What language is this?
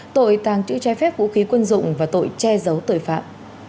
Vietnamese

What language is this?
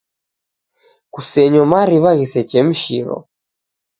Taita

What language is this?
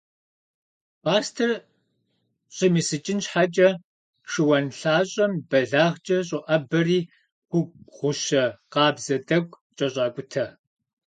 Kabardian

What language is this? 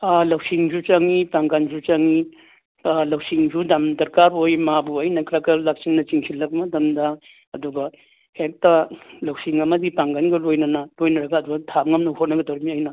Manipuri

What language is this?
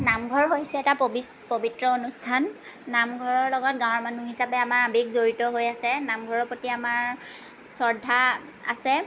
Assamese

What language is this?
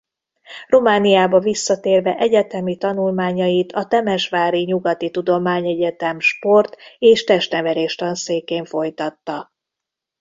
Hungarian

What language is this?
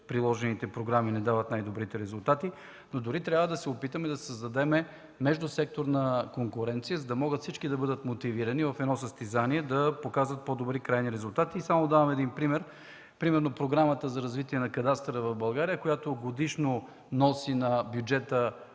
Bulgarian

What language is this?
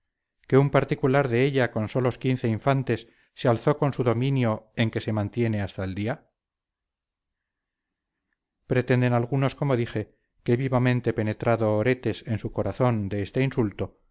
Spanish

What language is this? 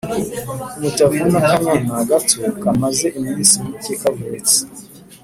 Kinyarwanda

